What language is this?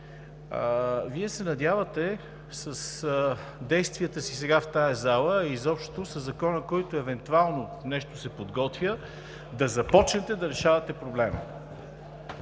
Bulgarian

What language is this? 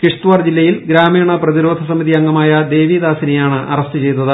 Malayalam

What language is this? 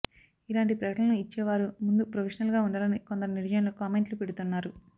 Telugu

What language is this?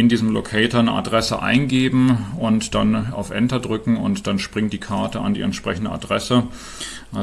German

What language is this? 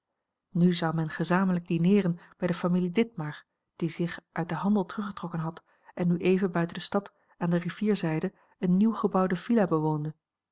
Dutch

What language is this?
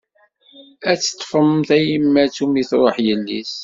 Kabyle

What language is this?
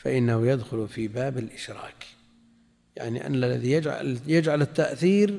Arabic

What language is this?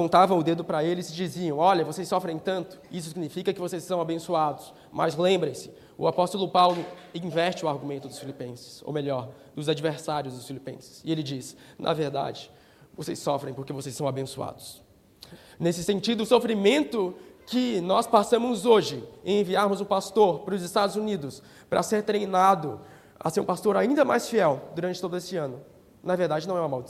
Portuguese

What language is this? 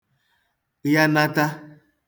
Igbo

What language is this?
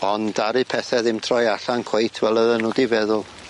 Welsh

